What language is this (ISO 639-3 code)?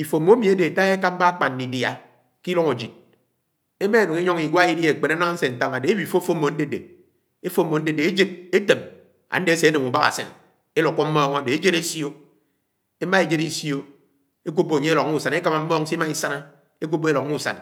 anw